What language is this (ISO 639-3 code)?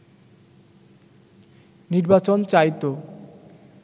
ben